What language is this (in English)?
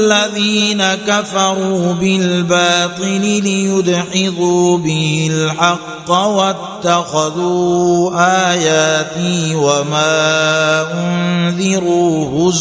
Arabic